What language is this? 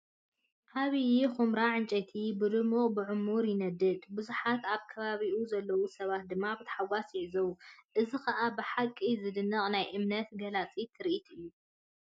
Tigrinya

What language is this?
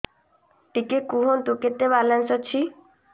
Odia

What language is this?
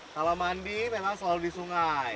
Indonesian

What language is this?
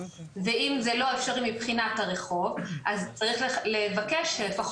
Hebrew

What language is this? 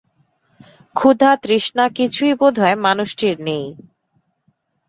Bangla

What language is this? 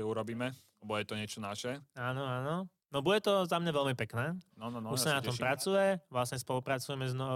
Slovak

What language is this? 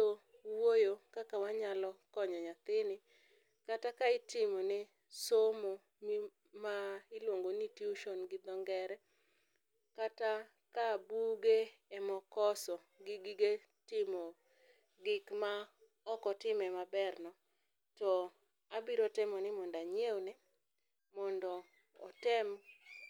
Luo (Kenya and Tanzania)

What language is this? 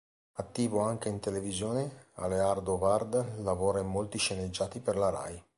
Italian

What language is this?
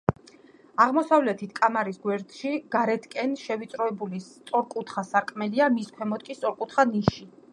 Georgian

